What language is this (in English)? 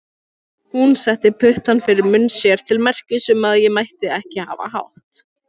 Icelandic